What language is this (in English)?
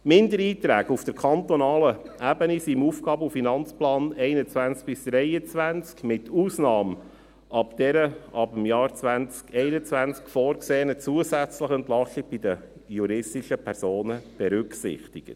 Swiss German